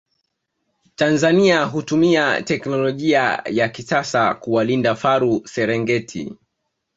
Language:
Swahili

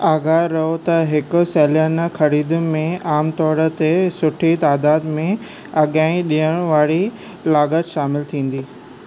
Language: Sindhi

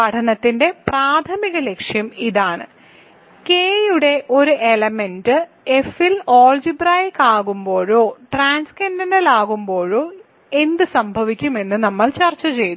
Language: Malayalam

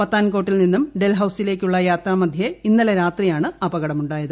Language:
Malayalam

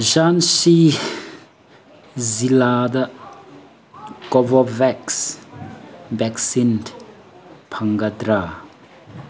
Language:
Manipuri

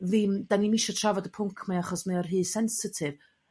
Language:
Welsh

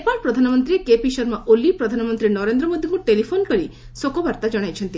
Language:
Odia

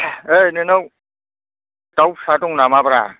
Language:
Bodo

